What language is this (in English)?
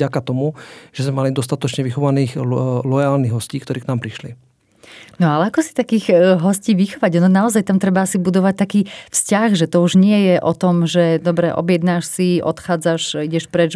Slovak